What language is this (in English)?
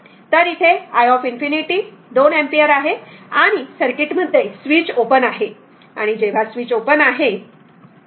Marathi